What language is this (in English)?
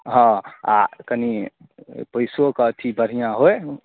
Maithili